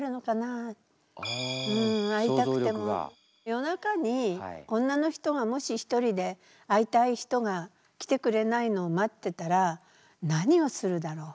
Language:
Japanese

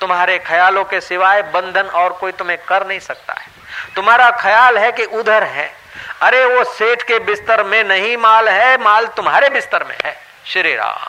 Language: Hindi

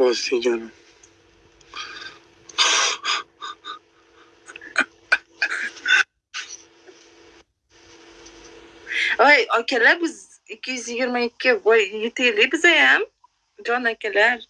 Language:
Uzbek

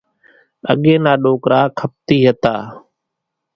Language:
Kachi Koli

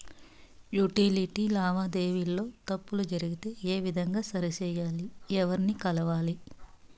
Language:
Telugu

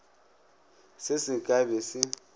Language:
Northern Sotho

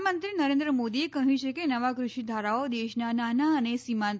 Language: Gujarati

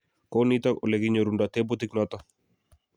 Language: Kalenjin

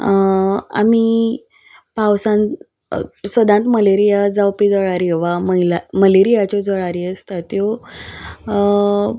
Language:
Konkani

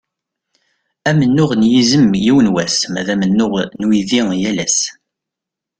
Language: Kabyle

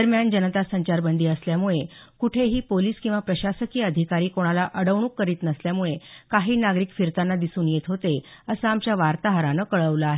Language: Marathi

